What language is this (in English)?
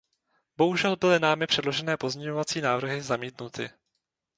Czech